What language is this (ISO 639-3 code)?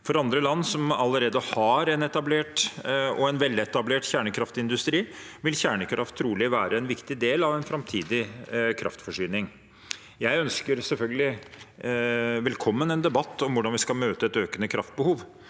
nor